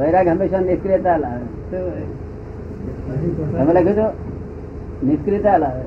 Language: Gujarati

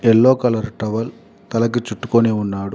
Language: Telugu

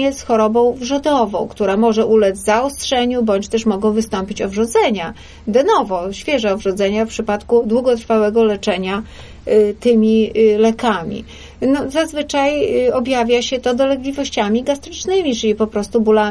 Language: Polish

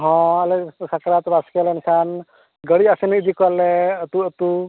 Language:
Santali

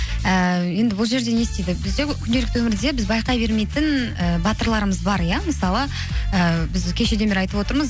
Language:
Kazakh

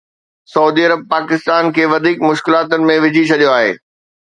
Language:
Sindhi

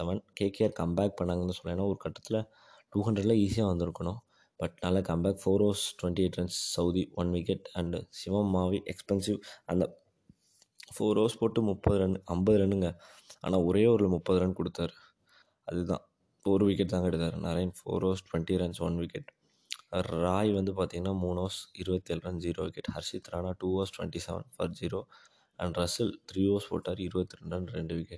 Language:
Tamil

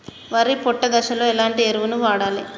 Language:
Telugu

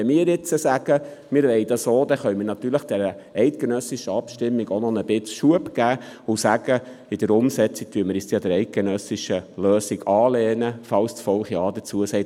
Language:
Swiss German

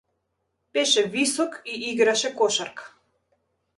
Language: Macedonian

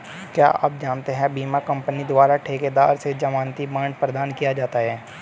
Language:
Hindi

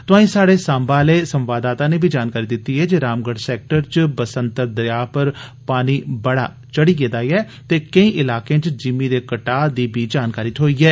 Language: Dogri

